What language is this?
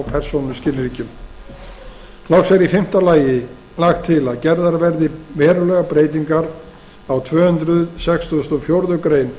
Icelandic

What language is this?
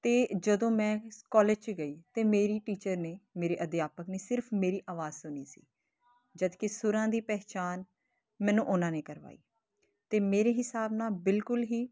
Punjabi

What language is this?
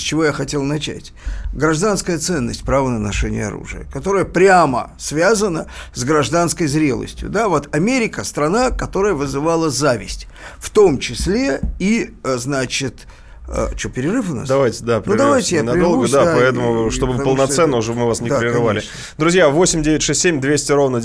Russian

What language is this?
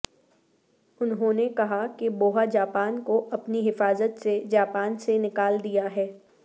Urdu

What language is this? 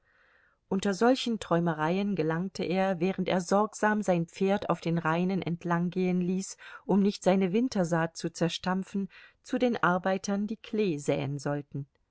German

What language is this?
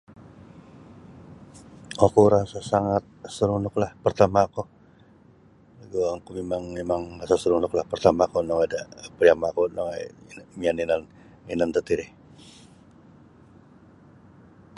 Sabah Bisaya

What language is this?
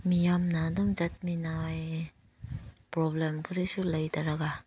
Manipuri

